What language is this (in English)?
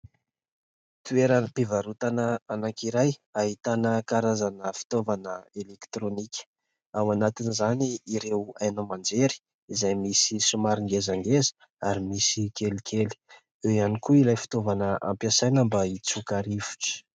Malagasy